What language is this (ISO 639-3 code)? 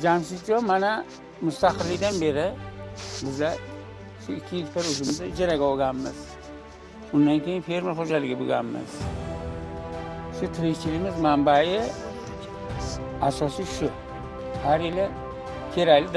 tur